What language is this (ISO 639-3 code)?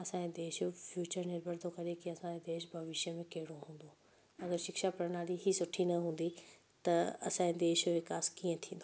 snd